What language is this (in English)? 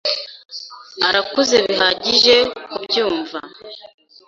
Kinyarwanda